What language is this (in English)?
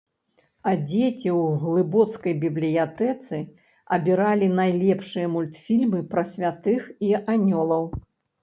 Belarusian